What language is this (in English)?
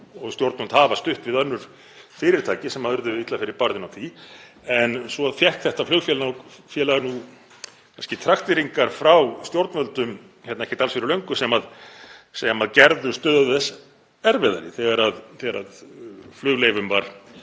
Icelandic